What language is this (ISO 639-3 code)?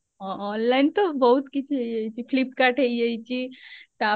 ori